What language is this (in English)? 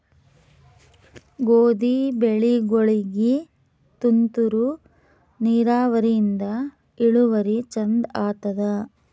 Kannada